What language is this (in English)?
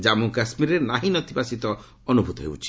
Odia